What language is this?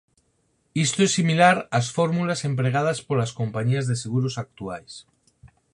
Galician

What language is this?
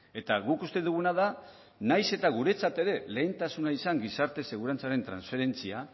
Basque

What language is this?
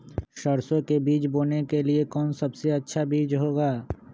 Magahi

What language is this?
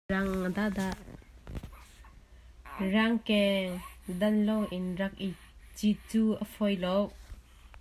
Hakha Chin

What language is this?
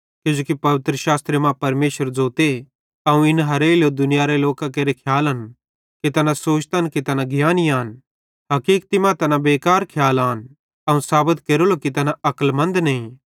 Bhadrawahi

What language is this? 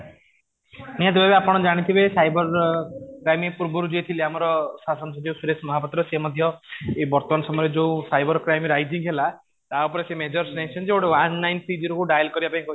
Odia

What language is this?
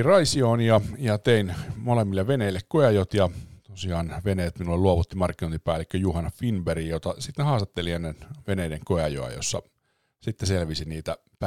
Finnish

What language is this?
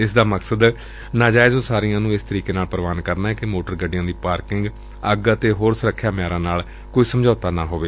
Punjabi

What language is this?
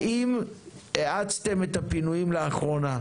Hebrew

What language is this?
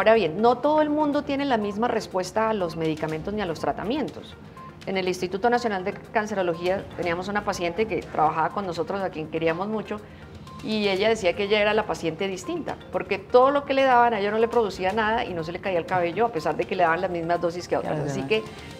Spanish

